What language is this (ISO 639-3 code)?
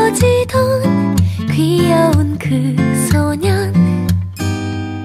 kor